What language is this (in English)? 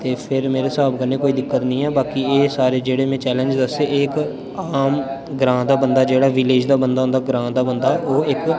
Dogri